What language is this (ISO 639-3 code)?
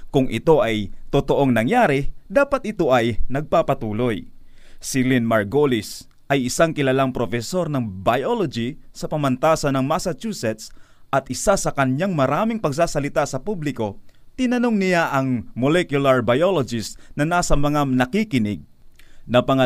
fil